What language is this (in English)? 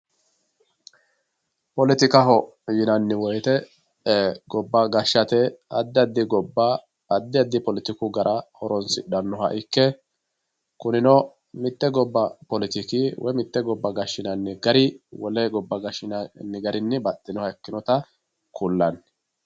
Sidamo